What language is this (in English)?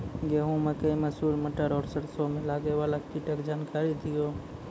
Maithili